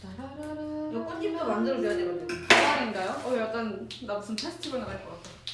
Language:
Korean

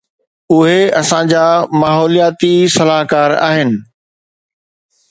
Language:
Sindhi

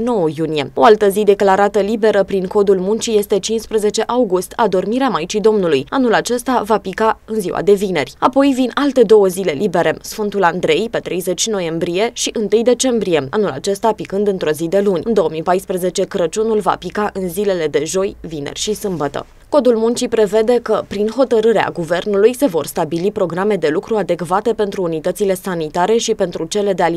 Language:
Romanian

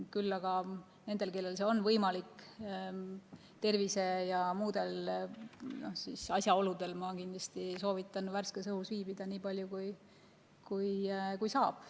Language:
Estonian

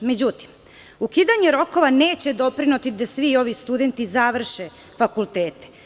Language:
Serbian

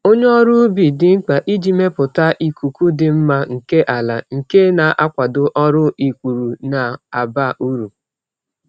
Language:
Igbo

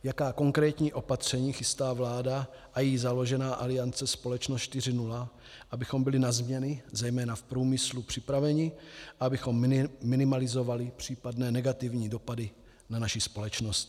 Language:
Czech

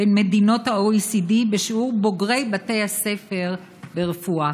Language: Hebrew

